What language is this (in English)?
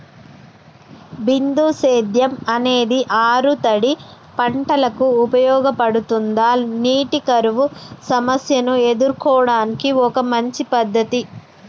Telugu